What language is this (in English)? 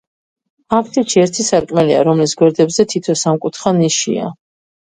Georgian